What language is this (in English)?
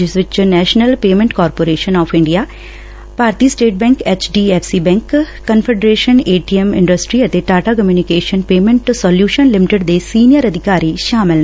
Punjabi